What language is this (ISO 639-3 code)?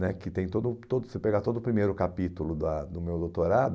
por